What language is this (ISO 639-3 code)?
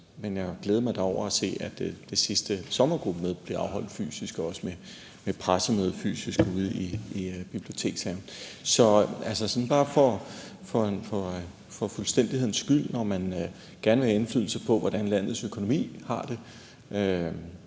dan